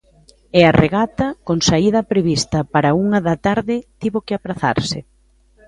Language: Galician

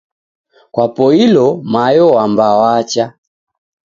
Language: Taita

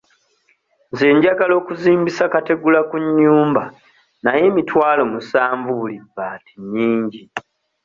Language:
Ganda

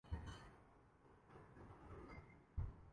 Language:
Urdu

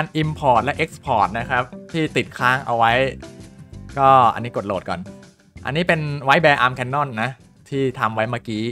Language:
Thai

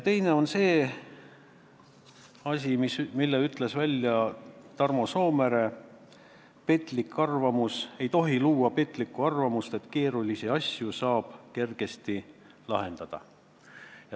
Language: Estonian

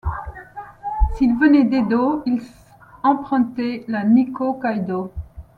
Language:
French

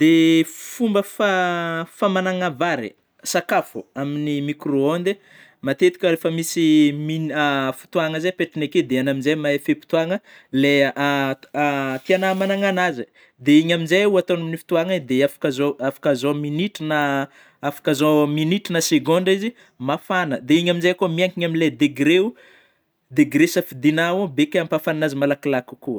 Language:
Northern Betsimisaraka Malagasy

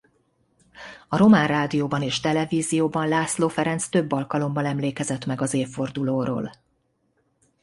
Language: Hungarian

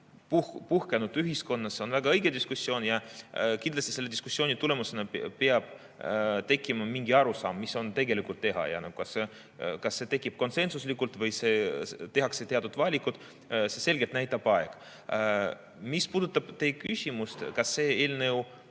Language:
Estonian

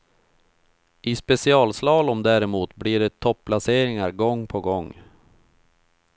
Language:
Swedish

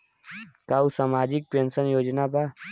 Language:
Bhojpuri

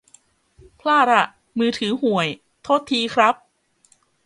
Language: Thai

